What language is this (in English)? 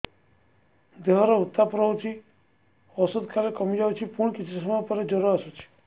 Odia